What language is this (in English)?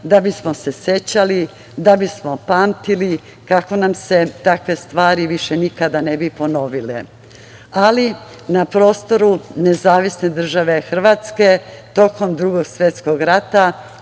Serbian